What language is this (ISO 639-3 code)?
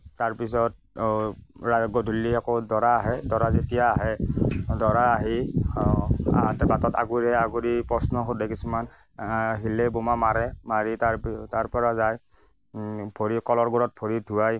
asm